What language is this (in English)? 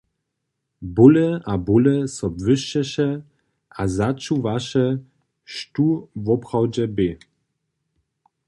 Upper Sorbian